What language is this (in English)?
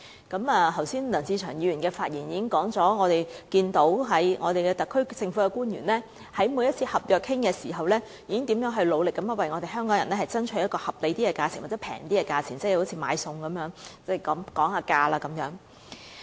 Cantonese